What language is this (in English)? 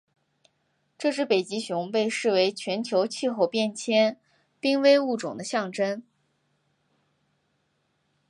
Chinese